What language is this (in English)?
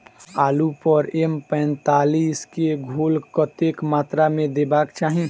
Maithili